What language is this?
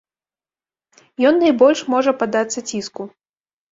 Belarusian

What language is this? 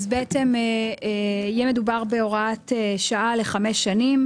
Hebrew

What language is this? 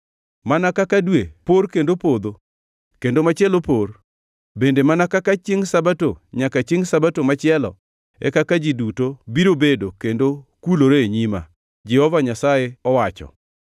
Luo (Kenya and Tanzania)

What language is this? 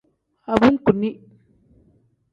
Tem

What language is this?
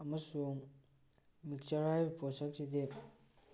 Manipuri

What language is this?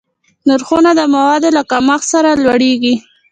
Pashto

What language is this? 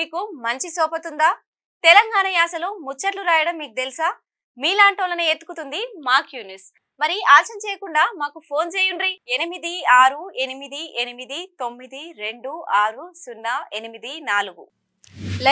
Telugu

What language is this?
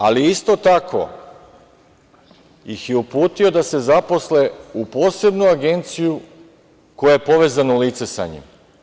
Serbian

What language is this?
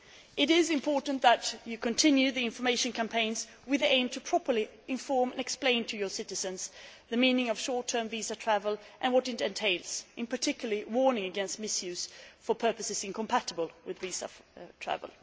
English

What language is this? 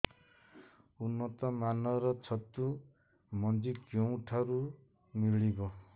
Odia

